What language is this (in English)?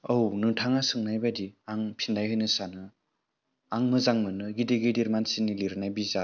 Bodo